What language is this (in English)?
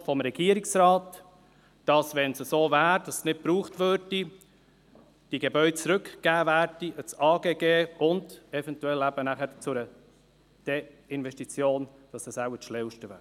Swiss German